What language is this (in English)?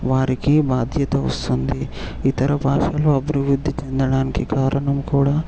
Telugu